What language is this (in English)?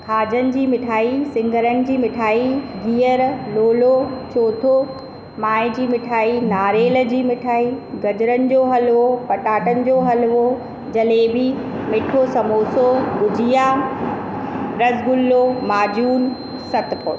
Sindhi